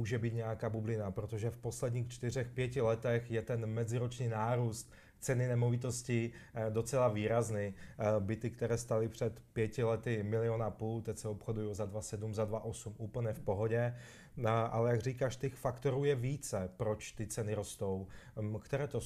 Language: Czech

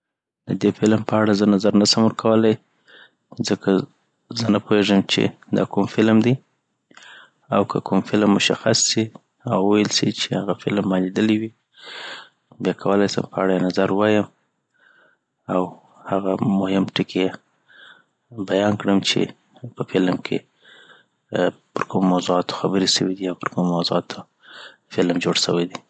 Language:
Southern Pashto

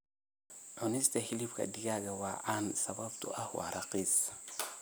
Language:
Somali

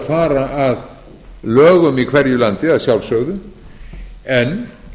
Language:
Icelandic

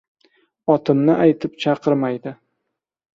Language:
Uzbek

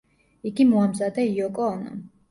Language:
Georgian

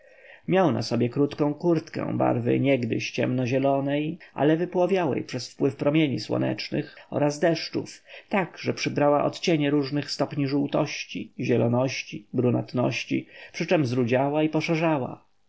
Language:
Polish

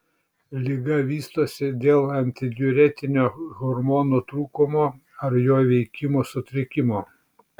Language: Lithuanian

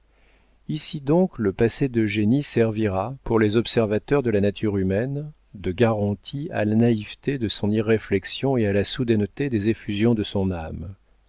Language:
French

